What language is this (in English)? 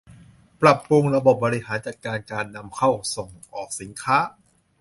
Thai